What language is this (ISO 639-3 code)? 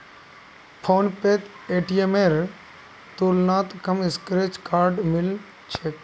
mag